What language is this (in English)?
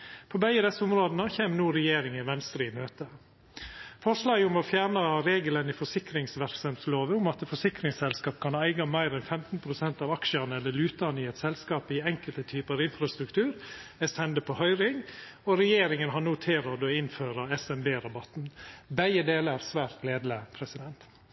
Norwegian Nynorsk